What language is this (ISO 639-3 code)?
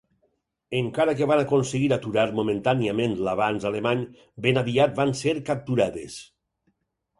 cat